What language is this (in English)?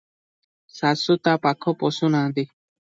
Odia